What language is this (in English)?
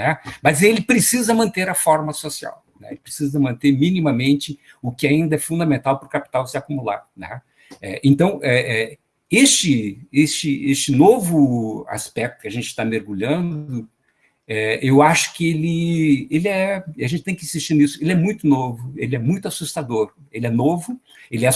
Portuguese